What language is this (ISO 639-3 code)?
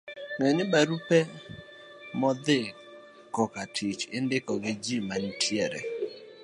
luo